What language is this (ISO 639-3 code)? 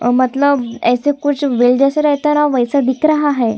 hin